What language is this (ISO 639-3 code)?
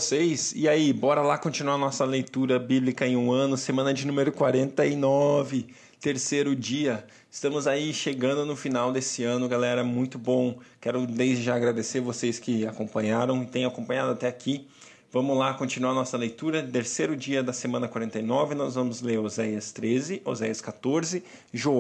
por